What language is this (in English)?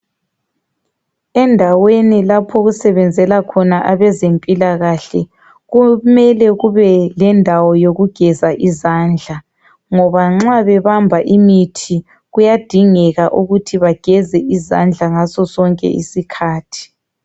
North Ndebele